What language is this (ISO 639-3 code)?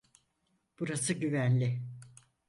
tur